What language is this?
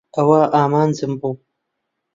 Central Kurdish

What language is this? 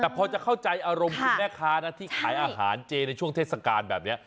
Thai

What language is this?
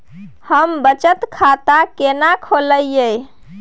Maithili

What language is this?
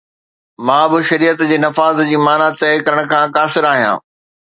Sindhi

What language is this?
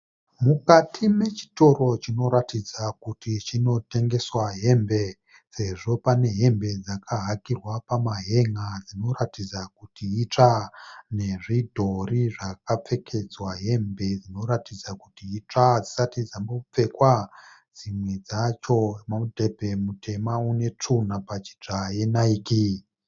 Shona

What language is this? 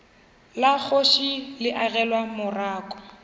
Northern Sotho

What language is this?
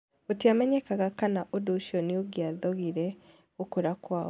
Kikuyu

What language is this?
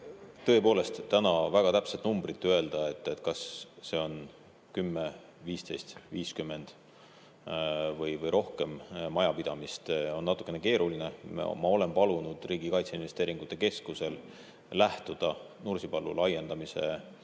Estonian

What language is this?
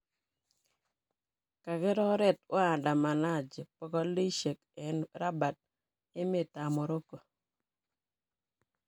Kalenjin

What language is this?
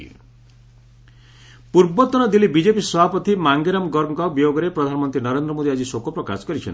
Odia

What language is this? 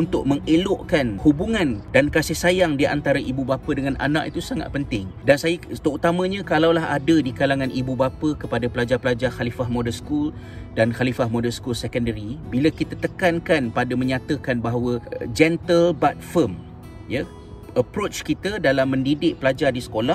Malay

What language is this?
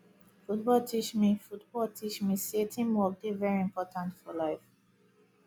Nigerian Pidgin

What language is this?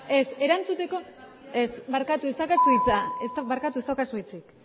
Basque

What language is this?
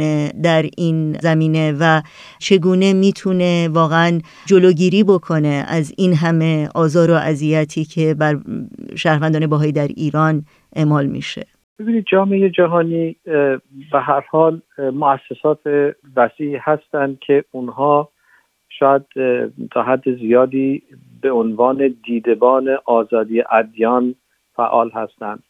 Persian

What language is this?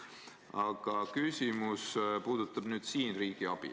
Estonian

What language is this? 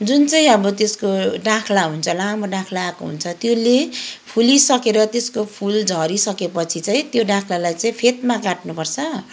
Nepali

